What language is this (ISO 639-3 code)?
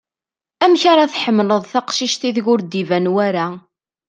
kab